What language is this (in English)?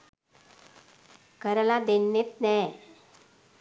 Sinhala